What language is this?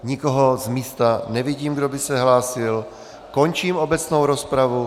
Czech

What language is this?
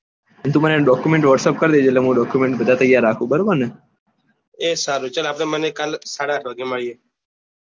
Gujarati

